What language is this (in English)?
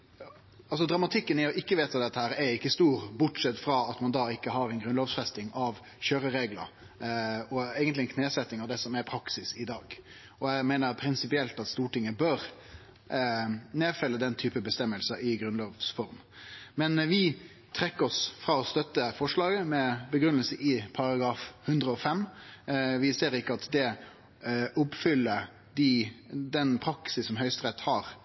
Norwegian Nynorsk